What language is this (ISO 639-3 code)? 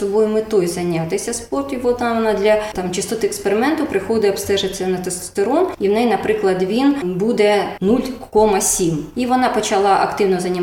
ukr